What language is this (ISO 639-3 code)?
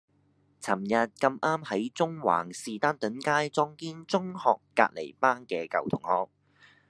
yue